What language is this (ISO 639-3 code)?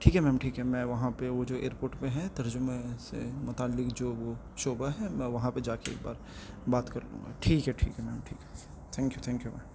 urd